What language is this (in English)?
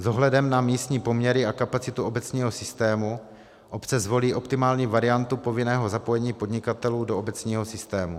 Czech